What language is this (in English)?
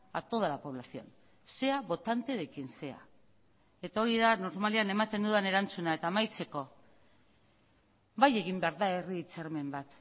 Basque